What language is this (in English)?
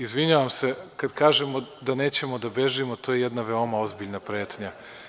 Serbian